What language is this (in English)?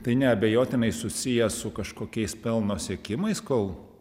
Lithuanian